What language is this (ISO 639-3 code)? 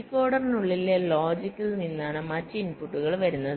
mal